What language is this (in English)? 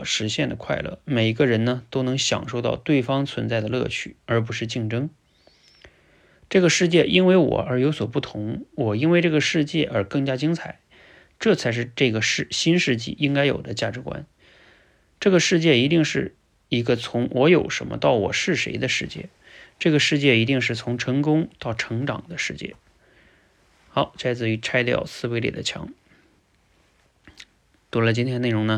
Chinese